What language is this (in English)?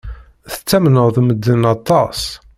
Kabyle